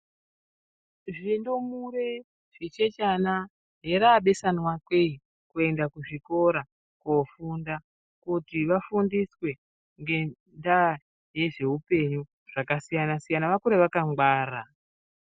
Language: Ndau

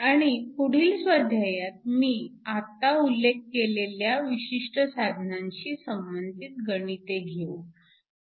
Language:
Marathi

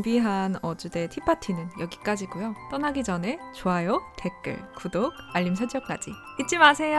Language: Korean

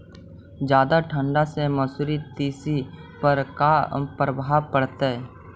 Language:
Magahi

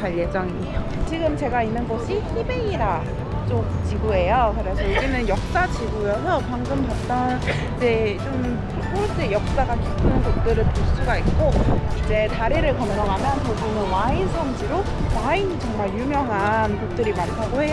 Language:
Korean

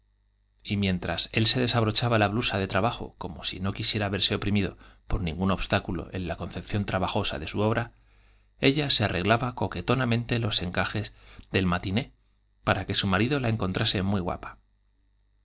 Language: Spanish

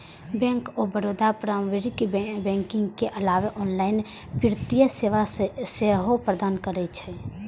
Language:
Maithili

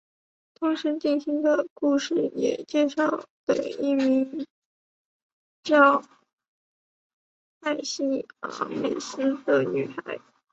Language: Chinese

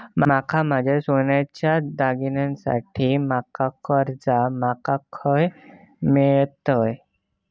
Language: Marathi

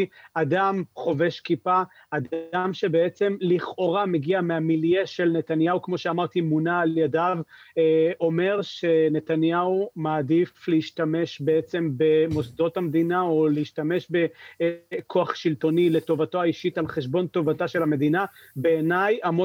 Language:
Hebrew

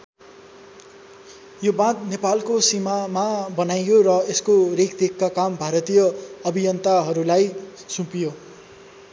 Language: Nepali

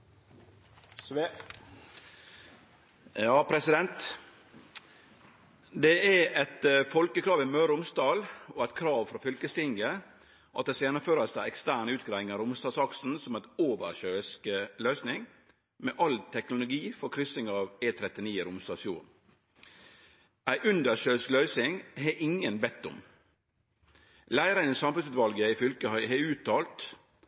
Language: Norwegian Nynorsk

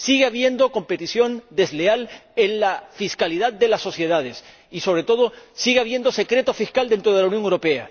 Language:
Spanish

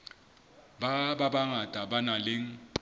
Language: Southern Sotho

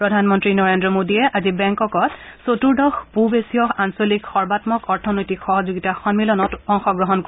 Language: Assamese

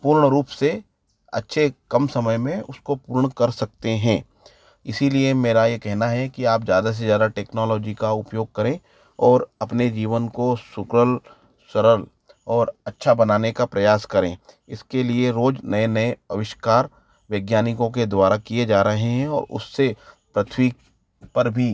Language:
Hindi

